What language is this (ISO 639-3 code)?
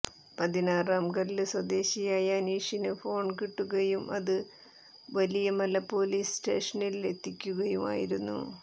mal